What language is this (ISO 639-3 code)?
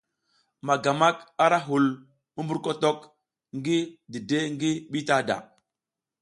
giz